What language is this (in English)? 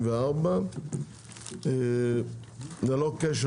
Hebrew